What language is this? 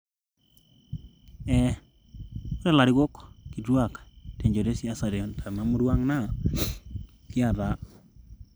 Masai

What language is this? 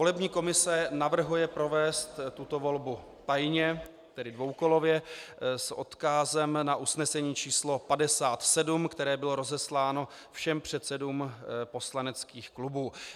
Czech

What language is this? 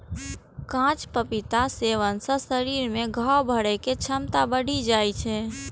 Maithili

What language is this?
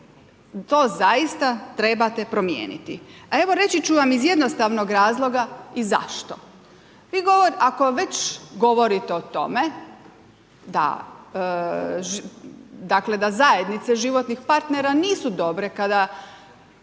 Croatian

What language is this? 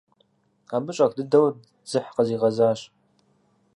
Kabardian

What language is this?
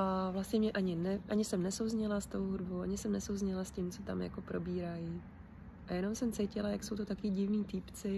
Czech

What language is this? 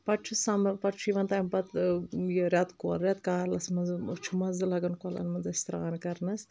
Kashmiri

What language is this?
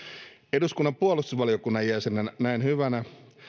Finnish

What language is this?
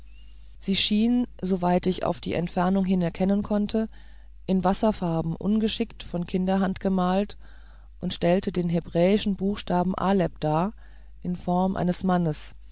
German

